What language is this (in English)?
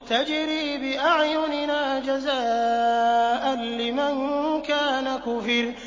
Arabic